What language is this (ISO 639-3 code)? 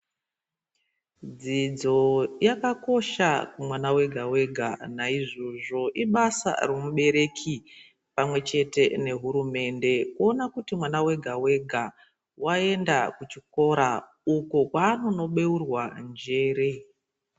ndc